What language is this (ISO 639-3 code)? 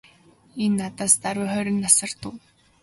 mon